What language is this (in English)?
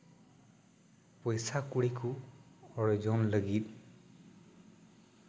Santali